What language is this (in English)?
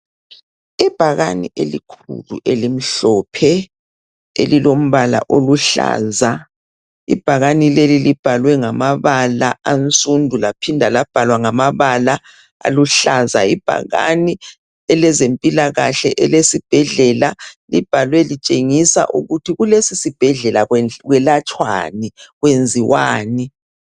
North Ndebele